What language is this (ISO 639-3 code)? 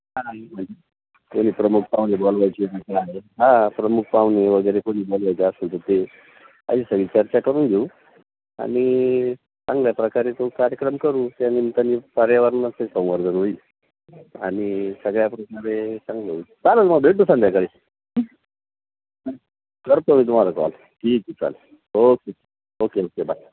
mar